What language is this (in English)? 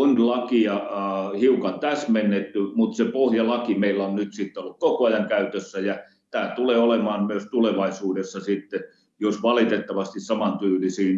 Finnish